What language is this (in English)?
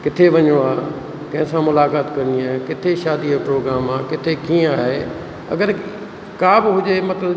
Sindhi